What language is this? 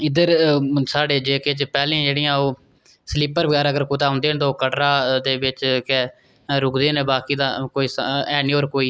Dogri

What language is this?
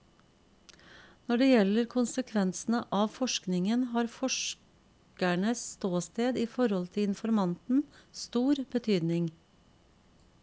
Norwegian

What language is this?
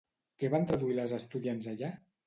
Catalan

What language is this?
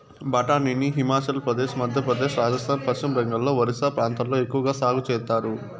Telugu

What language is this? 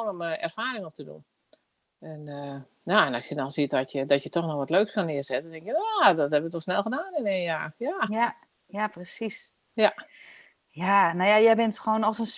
Dutch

